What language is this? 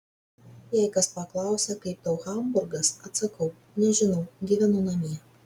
Lithuanian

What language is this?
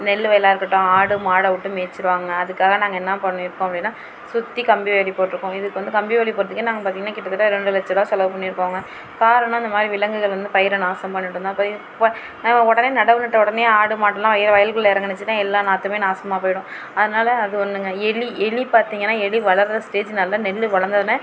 Tamil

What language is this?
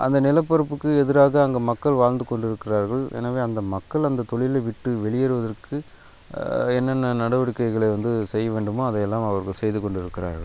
Tamil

